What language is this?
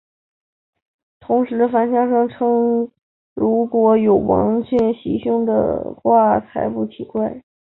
Chinese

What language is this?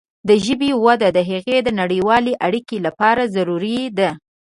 Pashto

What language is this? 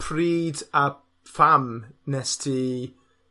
Welsh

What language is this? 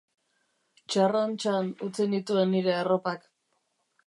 Basque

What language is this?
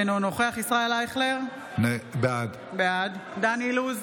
Hebrew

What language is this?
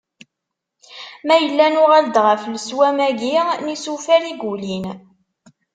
Kabyle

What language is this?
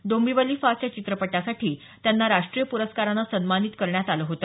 Marathi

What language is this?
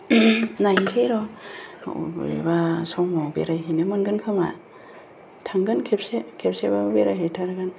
Bodo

